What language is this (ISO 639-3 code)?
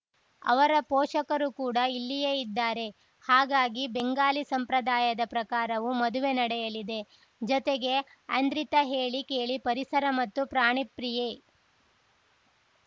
kan